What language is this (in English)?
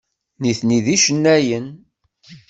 Kabyle